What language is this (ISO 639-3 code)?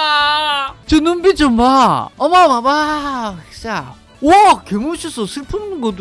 kor